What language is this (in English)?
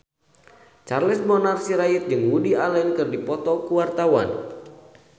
Sundanese